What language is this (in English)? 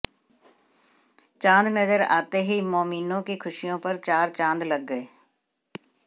Hindi